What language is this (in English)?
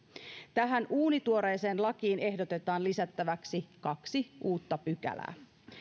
Finnish